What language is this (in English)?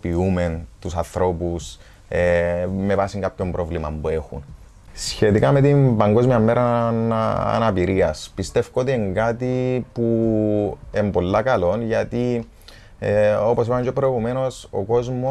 Greek